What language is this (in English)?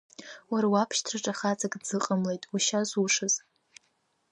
Abkhazian